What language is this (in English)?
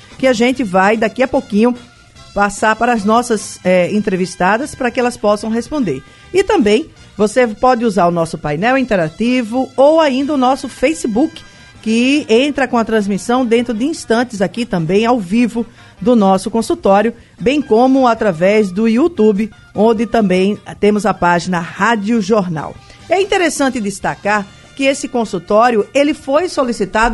Portuguese